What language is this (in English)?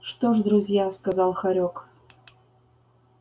Russian